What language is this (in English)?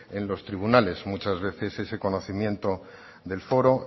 Spanish